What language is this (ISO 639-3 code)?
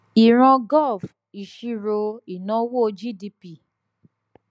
yor